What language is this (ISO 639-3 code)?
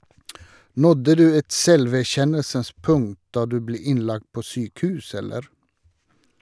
nor